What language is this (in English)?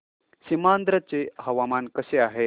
Marathi